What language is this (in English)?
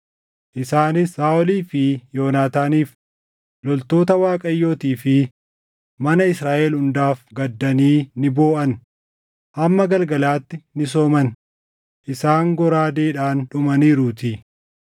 Oromo